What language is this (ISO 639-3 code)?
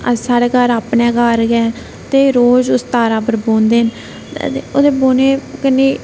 doi